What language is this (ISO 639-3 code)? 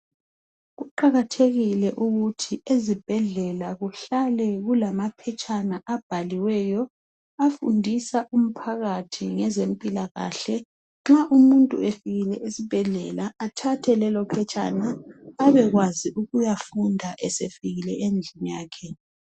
nde